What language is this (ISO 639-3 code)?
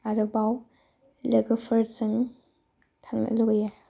brx